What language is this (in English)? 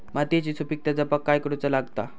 Marathi